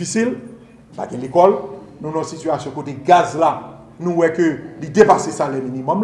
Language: French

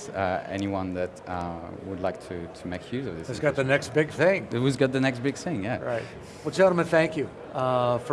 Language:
English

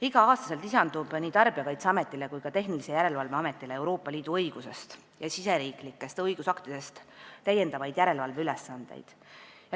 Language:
Estonian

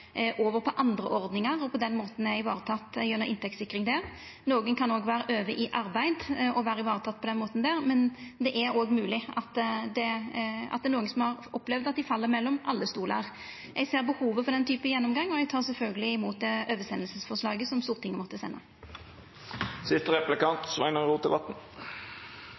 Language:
Norwegian Nynorsk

